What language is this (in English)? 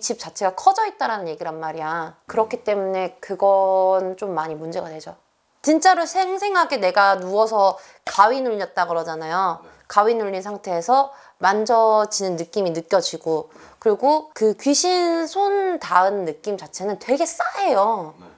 Korean